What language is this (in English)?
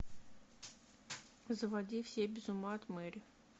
Russian